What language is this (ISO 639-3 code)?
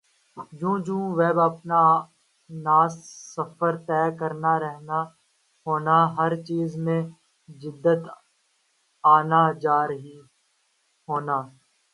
urd